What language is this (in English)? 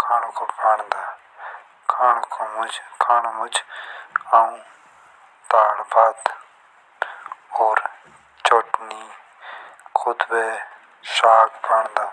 Jaunsari